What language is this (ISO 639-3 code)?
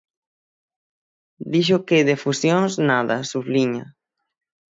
glg